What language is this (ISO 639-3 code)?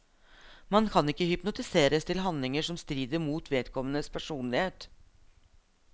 nor